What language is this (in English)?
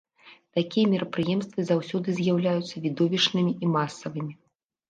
Belarusian